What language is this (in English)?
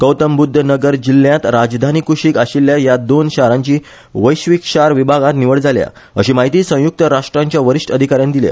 Konkani